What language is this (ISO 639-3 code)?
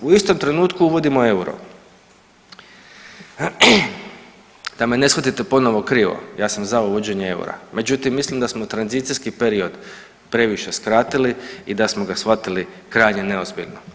hrv